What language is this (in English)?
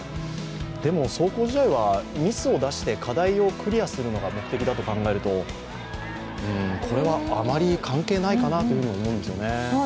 Japanese